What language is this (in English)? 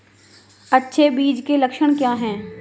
Hindi